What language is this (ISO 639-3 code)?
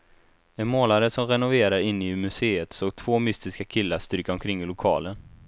swe